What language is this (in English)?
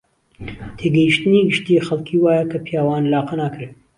Central Kurdish